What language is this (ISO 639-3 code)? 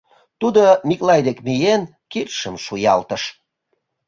chm